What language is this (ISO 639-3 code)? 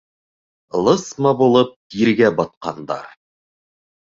bak